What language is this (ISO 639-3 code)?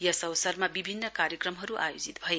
nep